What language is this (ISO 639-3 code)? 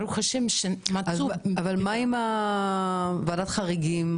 heb